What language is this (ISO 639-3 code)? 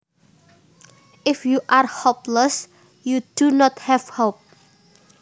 jav